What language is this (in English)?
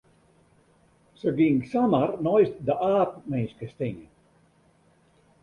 Western Frisian